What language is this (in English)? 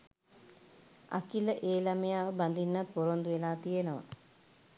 Sinhala